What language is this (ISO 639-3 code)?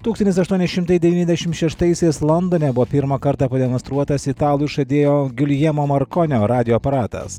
lit